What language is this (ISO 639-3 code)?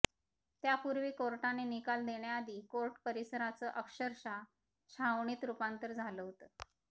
mar